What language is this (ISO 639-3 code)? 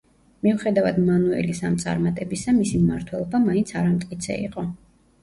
kat